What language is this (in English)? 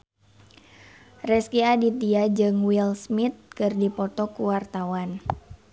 Sundanese